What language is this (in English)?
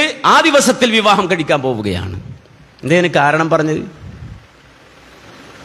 Arabic